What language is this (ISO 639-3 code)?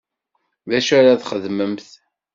kab